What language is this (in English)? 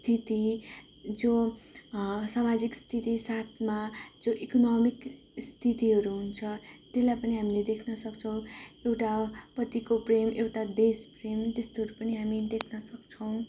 Nepali